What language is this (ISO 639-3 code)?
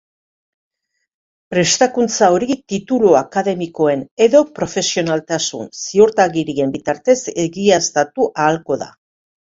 eus